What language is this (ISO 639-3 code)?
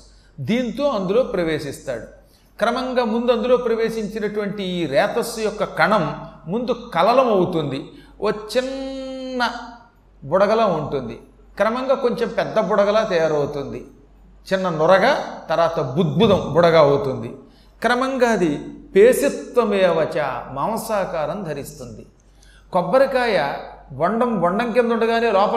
tel